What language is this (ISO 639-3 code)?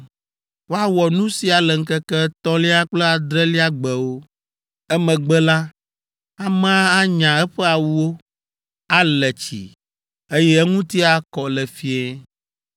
ewe